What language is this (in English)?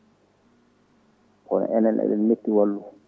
Fula